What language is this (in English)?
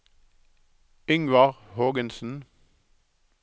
Norwegian